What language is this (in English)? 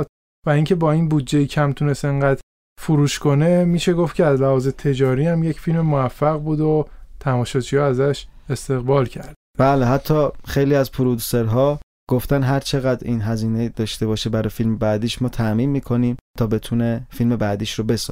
Persian